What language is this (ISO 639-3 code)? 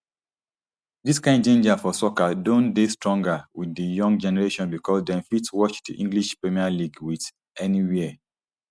pcm